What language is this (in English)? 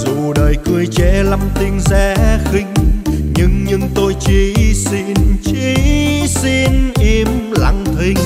Vietnamese